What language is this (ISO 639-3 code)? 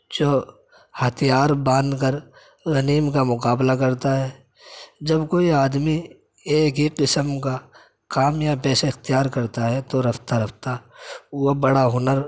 urd